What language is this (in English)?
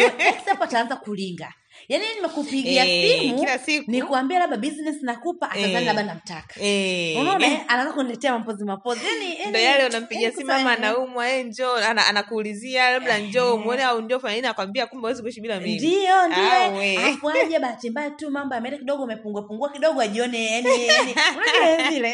Swahili